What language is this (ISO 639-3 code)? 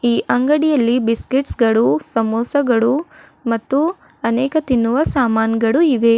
kan